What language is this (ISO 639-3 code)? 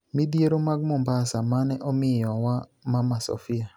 luo